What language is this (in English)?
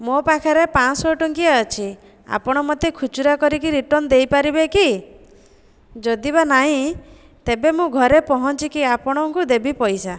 Odia